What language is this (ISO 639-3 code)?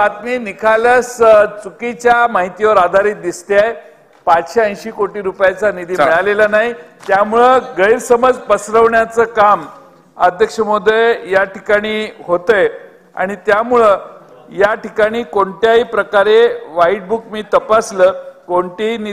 mar